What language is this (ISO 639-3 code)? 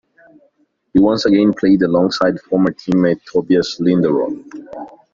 eng